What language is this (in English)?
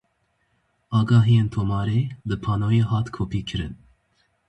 Kurdish